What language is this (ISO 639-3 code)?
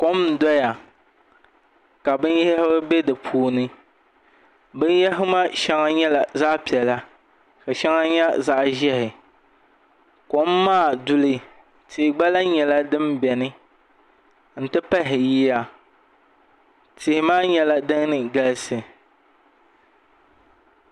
dag